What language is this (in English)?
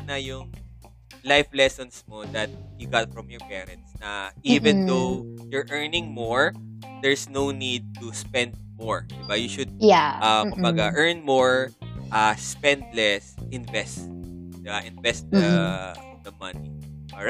Filipino